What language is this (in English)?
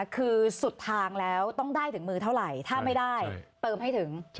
Thai